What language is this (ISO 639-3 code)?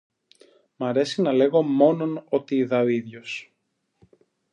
ell